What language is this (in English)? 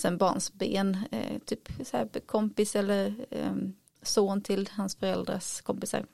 Swedish